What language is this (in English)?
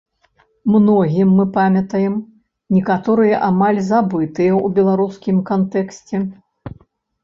Belarusian